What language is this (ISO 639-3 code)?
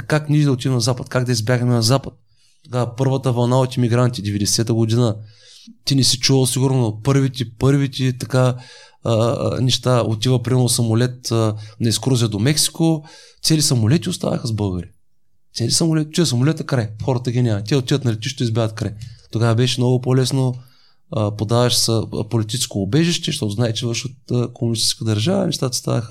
bul